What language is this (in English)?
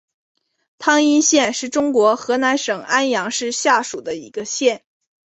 Chinese